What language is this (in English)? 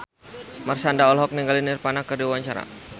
Sundanese